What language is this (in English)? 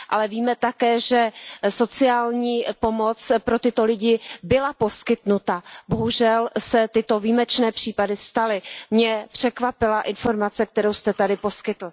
Czech